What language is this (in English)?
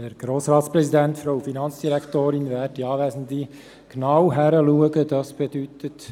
Swiss German